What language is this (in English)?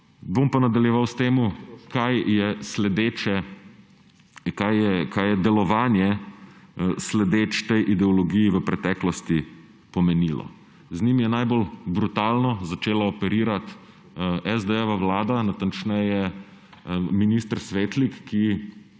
Slovenian